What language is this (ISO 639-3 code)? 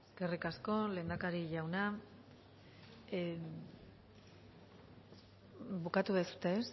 eus